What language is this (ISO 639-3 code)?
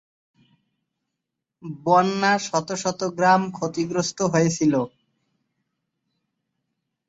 ben